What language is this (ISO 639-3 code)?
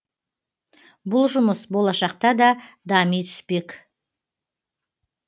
kaz